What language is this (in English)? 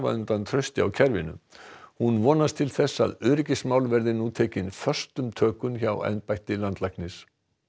Icelandic